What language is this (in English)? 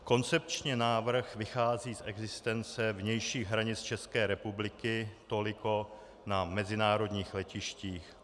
Czech